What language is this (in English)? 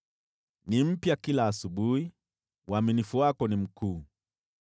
Swahili